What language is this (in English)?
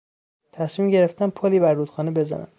Persian